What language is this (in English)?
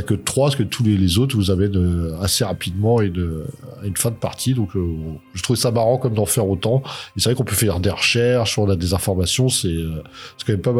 French